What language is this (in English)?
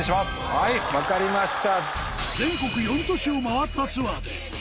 Japanese